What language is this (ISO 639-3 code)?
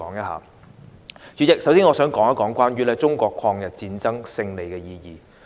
yue